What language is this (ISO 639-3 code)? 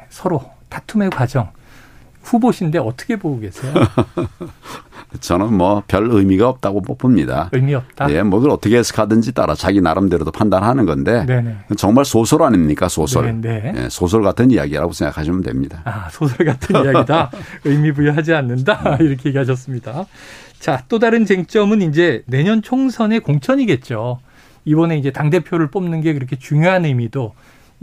kor